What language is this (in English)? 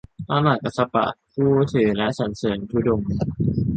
Thai